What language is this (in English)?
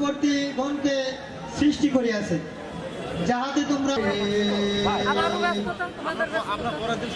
Bangla